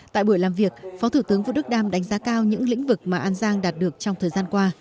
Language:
Vietnamese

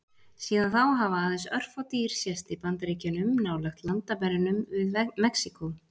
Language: Icelandic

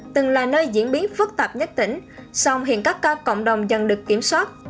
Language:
Vietnamese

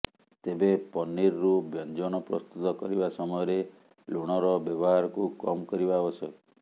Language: Odia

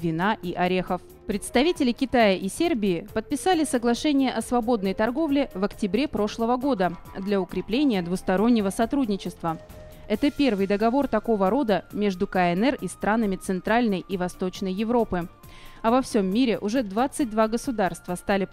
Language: Russian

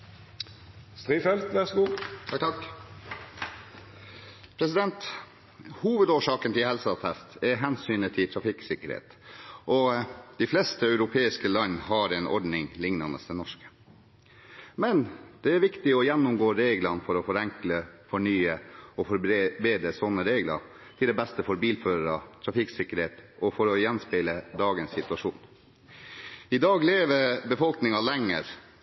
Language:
Norwegian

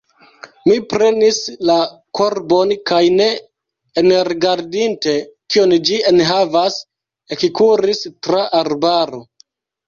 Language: Esperanto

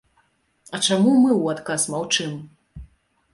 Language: Belarusian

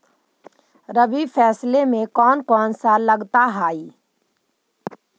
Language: Magahi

